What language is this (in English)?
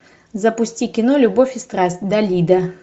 Russian